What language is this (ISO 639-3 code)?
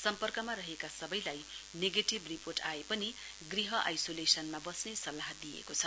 nep